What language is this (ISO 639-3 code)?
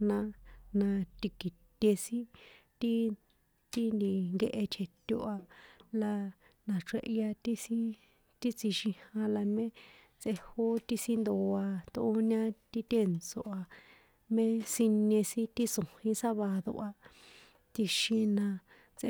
poe